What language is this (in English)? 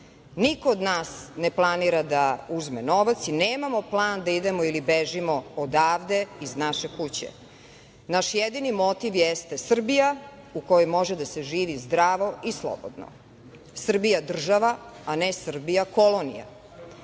Serbian